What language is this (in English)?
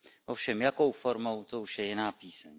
Czech